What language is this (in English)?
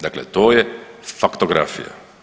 Croatian